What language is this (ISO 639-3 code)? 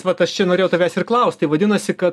lit